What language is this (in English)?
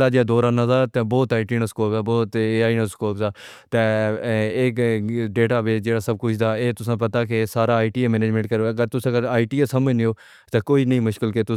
Pahari-Potwari